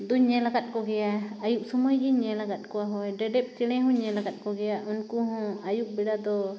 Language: Santali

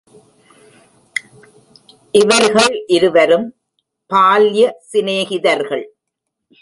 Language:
Tamil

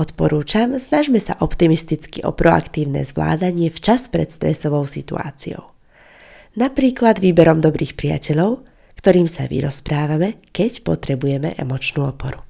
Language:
Slovak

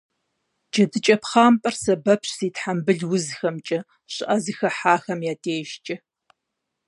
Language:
Kabardian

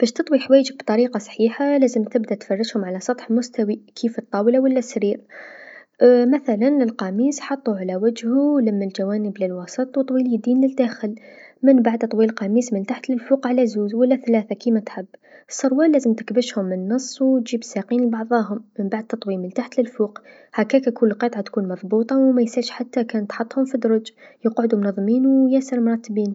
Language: Tunisian Arabic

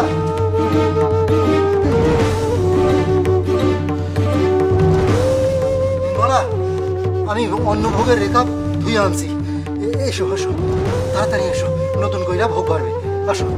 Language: Bangla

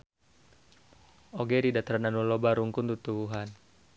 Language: Sundanese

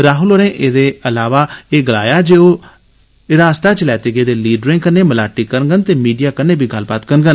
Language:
Dogri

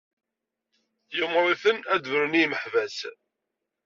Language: Kabyle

